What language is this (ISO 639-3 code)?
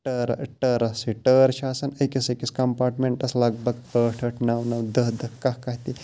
kas